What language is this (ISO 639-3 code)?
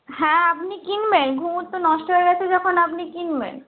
ben